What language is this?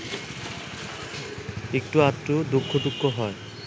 Bangla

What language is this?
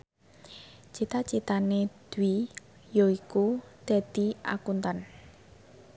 Javanese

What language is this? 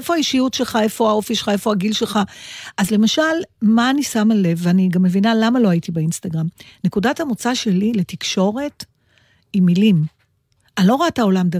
Hebrew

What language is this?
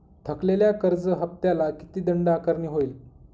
Marathi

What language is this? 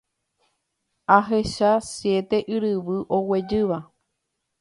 Guarani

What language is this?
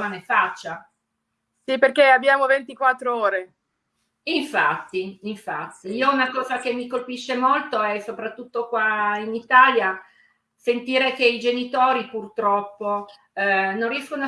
Italian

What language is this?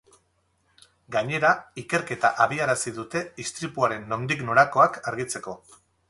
Basque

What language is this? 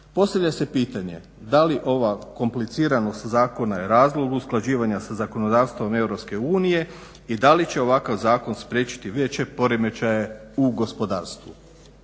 Croatian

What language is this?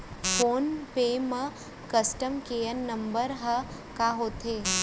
Chhattisgarhi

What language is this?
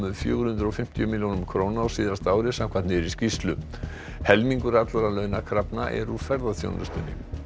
Icelandic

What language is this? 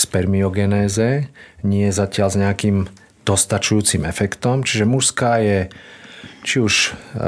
Slovak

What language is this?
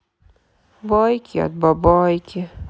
Russian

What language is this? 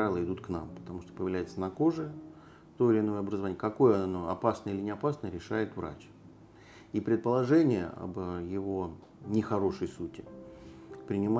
Russian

